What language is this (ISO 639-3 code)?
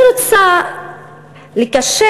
heb